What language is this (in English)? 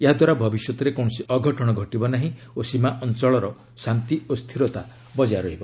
Odia